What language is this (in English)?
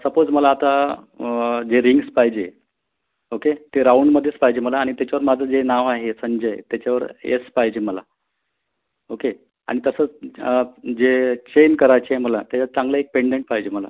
Marathi